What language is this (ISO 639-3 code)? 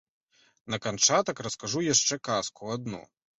bel